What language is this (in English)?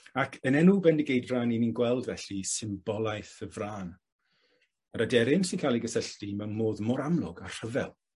Welsh